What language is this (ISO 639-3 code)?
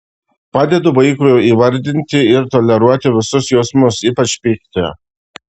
lit